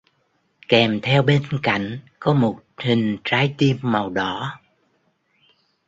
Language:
Vietnamese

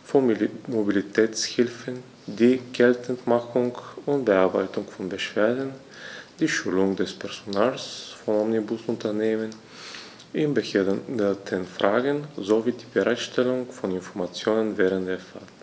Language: German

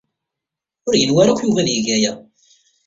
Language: Kabyle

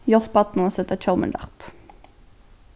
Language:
Faroese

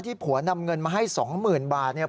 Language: Thai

